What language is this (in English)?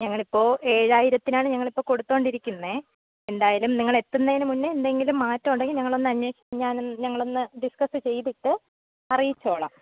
Malayalam